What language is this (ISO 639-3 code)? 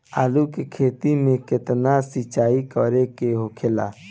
bho